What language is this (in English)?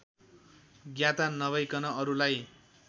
Nepali